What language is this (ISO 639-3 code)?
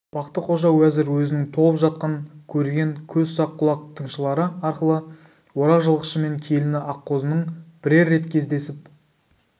kaz